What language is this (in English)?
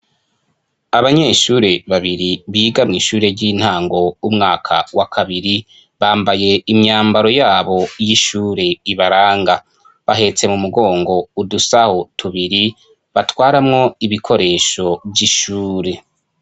Rundi